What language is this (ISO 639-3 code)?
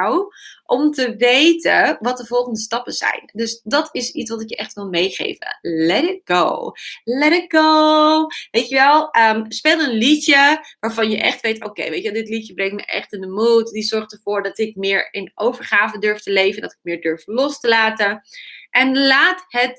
nld